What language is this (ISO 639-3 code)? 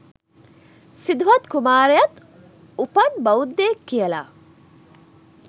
sin